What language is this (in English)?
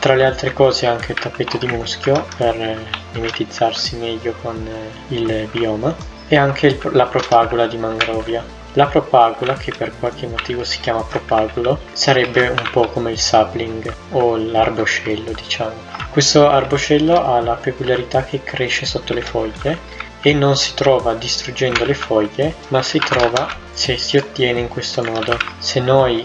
Italian